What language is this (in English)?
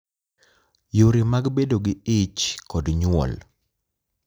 Luo (Kenya and Tanzania)